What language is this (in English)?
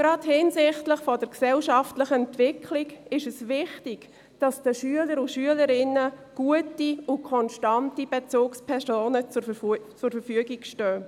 Swiss German